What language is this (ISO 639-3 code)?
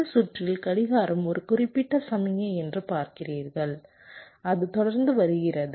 tam